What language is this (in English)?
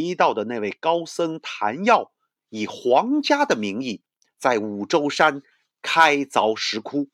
Chinese